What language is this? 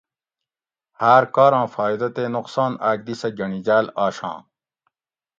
Gawri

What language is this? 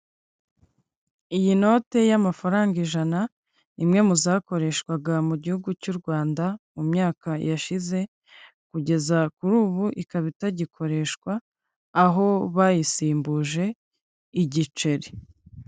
Kinyarwanda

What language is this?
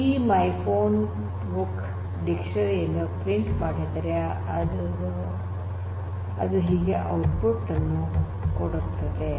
Kannada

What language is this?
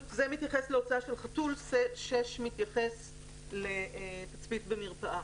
Hebrew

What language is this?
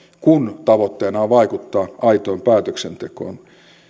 Finnish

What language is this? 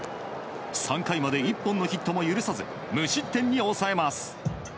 Japanese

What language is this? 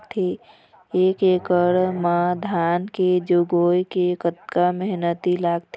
Chhattisgarhi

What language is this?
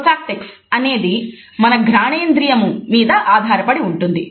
Telugu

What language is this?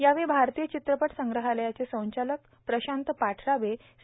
Marathi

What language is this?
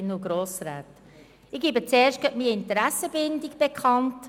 Swiss German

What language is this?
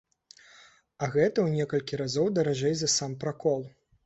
Belarusian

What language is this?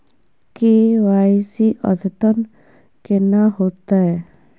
Maithili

